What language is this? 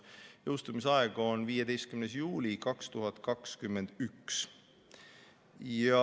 Estonian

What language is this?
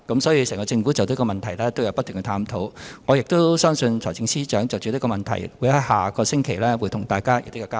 Cantonese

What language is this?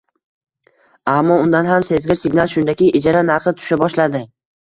Uzbek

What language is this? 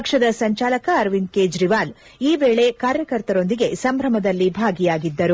Kannada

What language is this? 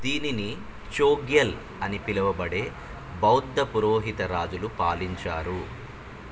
Telugu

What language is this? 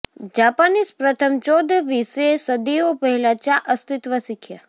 Gujarati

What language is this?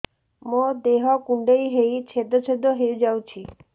Odia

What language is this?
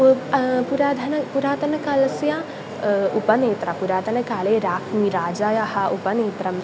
Sanskrit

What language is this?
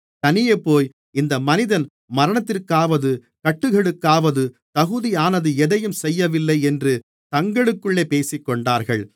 Tamil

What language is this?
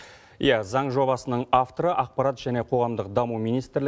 Kazakh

